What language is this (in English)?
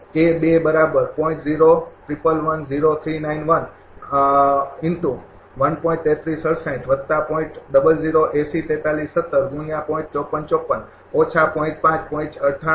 Gujarati